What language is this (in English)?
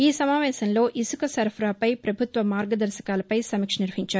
Telugu